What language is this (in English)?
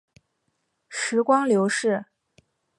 Chinese